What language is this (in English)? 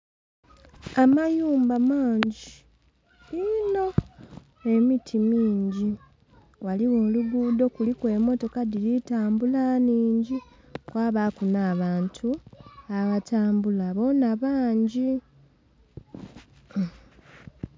Soga